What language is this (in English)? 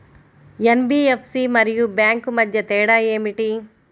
Telugu